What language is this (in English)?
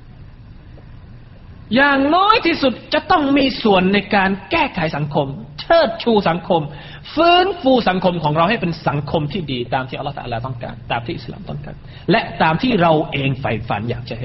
Thai